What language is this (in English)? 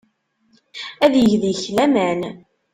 Kabyle